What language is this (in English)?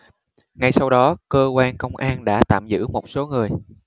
Vietnamese